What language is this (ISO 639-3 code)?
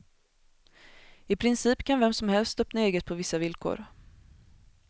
swe